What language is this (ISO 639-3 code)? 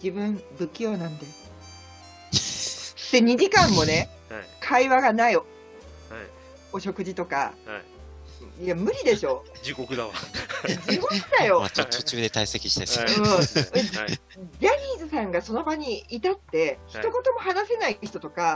jpn